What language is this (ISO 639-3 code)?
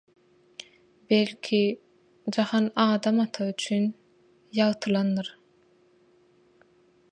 tuk